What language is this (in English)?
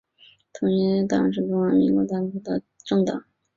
Chinese